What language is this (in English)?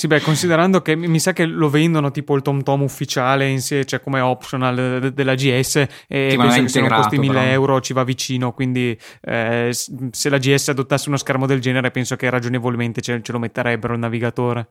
Italian